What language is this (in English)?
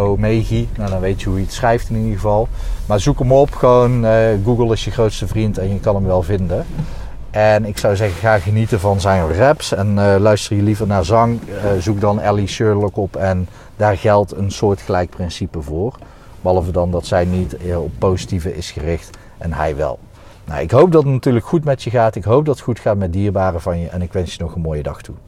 Dutch